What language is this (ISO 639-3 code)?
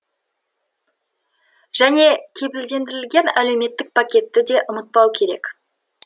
kaz